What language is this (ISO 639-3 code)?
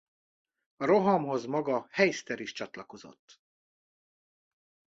hun